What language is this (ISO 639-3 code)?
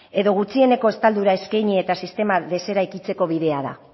eus